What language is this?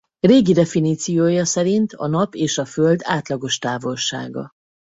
Hungarian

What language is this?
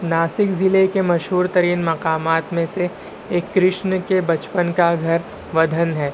Urdu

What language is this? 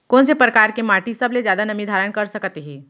Chhattisgarhi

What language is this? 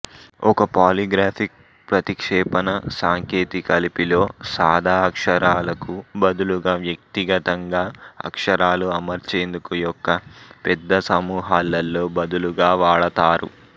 Telugu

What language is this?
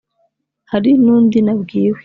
Kinyarwanda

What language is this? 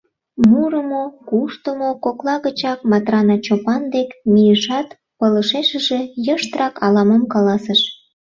Mari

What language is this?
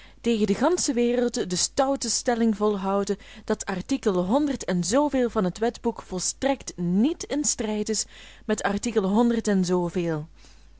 Dutch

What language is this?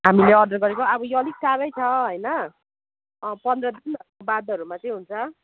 Nepali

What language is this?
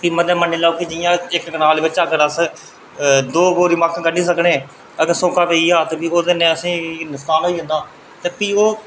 Dogri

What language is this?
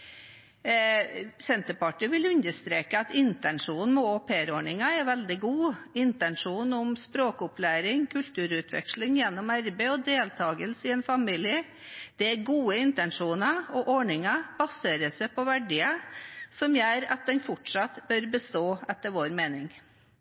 Norwegian Bokmål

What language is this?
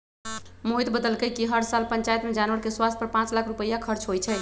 Magahi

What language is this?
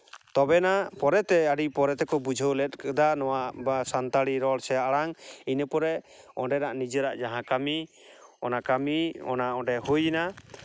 Santali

